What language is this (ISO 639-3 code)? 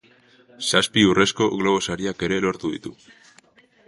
eus